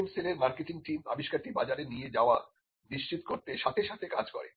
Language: Bangla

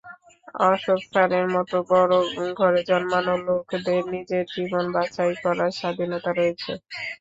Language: Bangla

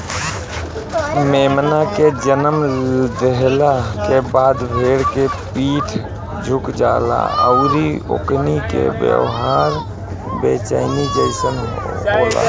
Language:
Bhojpuri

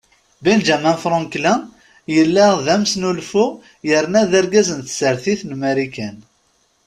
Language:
Kabyle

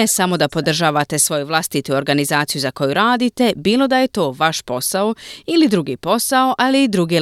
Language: Croatian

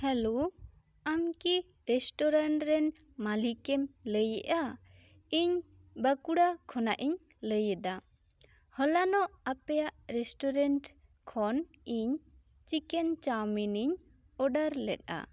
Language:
Santali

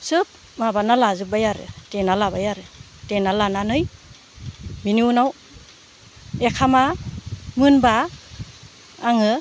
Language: Bodo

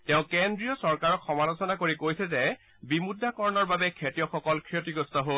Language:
Assamese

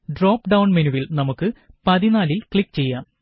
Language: Malayalam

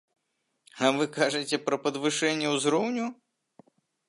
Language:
Belarusian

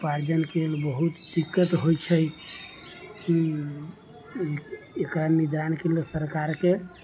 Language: Maithili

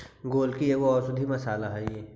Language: Magahi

